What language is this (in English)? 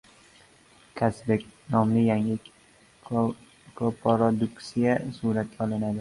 Uzbek